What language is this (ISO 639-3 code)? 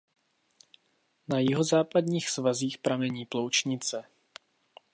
ces